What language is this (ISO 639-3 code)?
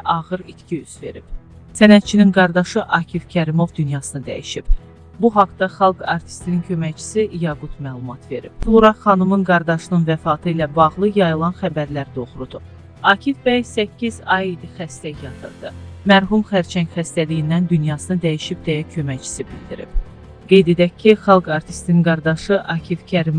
tur